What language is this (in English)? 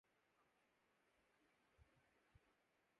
Urdu